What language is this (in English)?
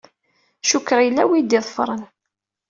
Kabyle